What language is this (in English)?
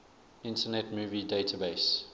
English